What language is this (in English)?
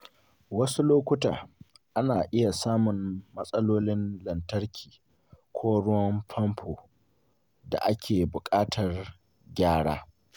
Hausa